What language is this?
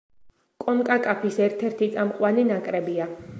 Georgian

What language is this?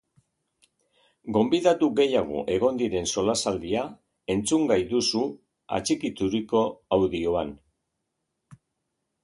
Basque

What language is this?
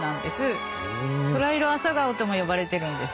Japanese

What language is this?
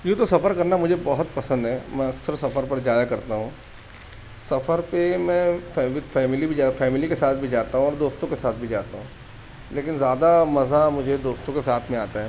Urdu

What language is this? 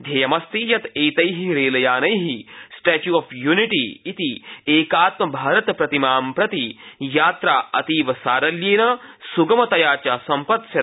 Sanskrit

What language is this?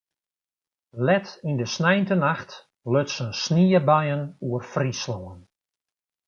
Western Frisian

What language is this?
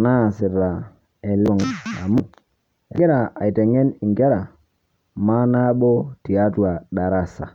Masai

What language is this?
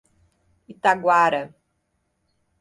Portuguese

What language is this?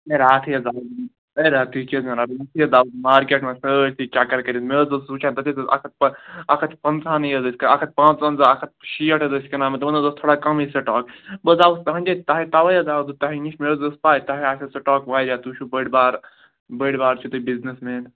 Kashmiri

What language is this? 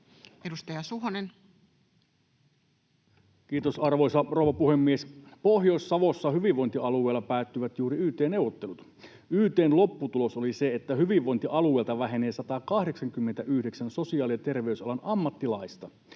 Finnish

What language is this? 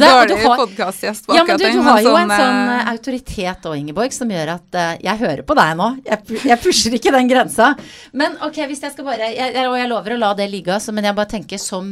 Danish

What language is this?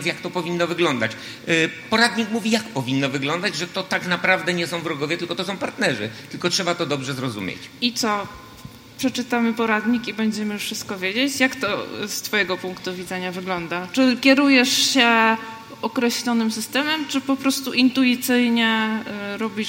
Polish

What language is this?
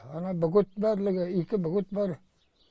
Kazakh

